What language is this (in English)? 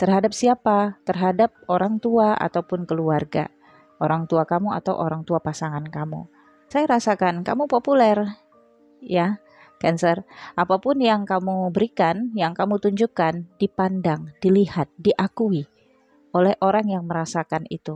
Indonesian